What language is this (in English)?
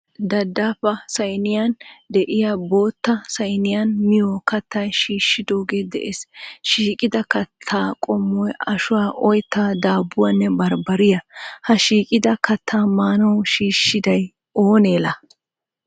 Wolaytta